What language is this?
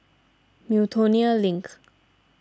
English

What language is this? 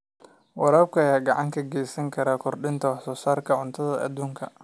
Somali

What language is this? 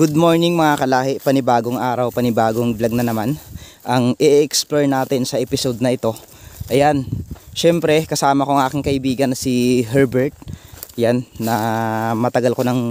Filipino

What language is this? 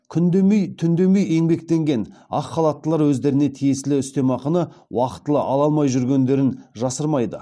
Kazakh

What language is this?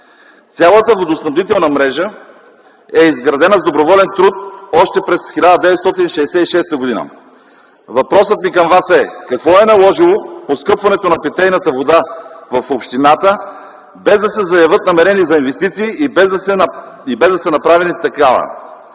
Bulgarian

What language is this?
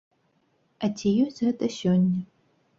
Belarusian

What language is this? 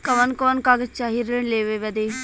Bhojpuri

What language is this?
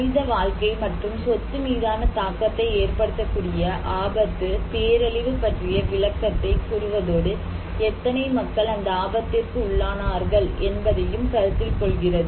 Tamil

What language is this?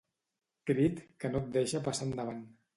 Catalan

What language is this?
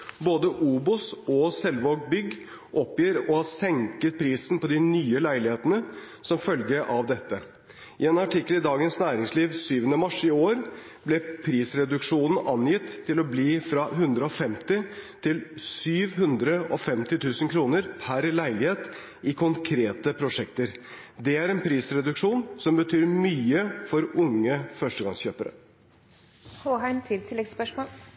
Norwegian Bokmål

